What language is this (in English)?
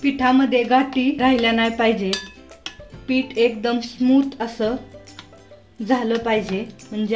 Hindi